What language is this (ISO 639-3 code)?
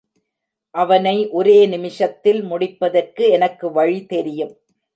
tam